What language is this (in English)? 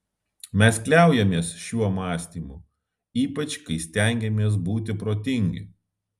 Lithuanian